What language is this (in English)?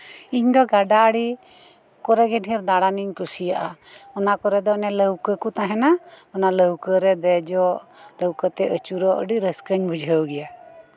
Santali